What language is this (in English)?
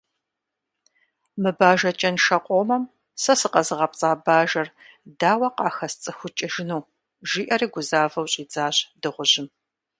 Kabardian